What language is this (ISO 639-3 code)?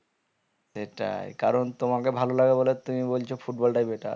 ben